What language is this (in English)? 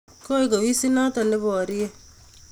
Kalenjin